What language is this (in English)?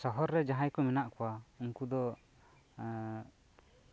Santali